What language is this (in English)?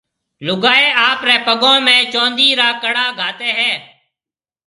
Marwari (Pakistan)